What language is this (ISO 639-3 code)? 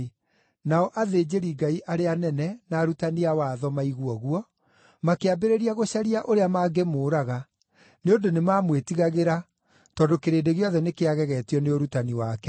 kik